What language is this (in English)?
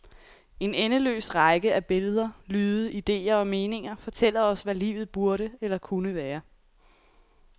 Danish